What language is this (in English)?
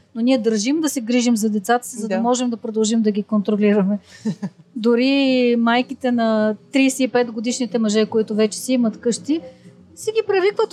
Bulgarian